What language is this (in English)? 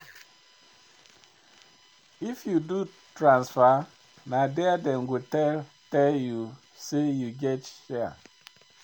Nigerian Pidgin